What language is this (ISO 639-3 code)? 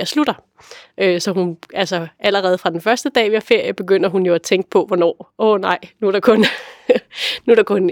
dan